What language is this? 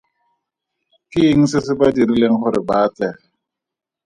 Tswana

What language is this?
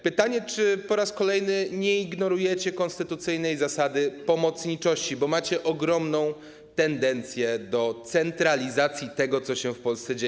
Polish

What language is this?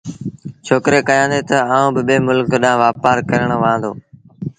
Sindhi Bhil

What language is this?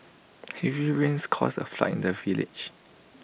English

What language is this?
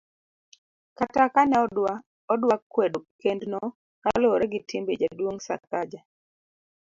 Luo (Kenya and Tanzania)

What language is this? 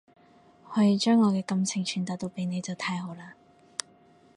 Cantonese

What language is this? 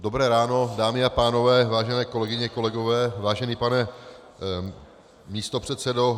Czech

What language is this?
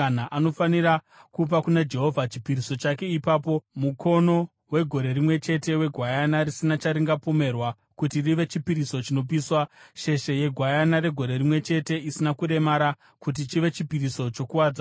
Shona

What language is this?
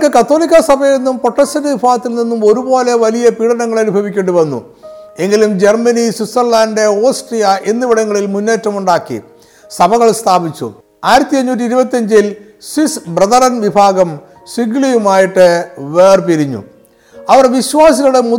Malayalam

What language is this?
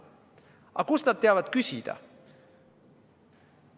Estonian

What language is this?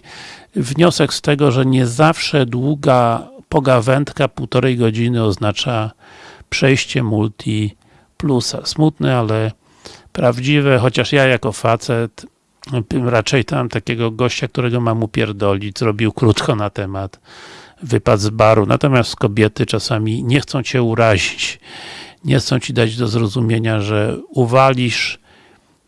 Polish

